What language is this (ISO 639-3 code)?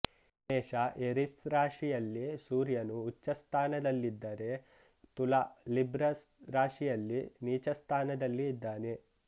kan